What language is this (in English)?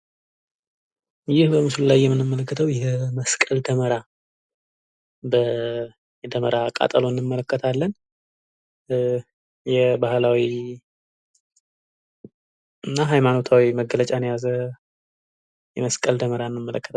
Amharic